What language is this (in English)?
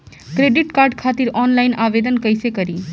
Bhojpuri